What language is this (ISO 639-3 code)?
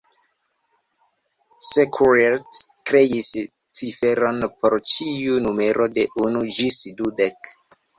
epo